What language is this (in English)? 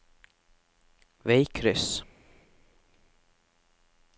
Norwegian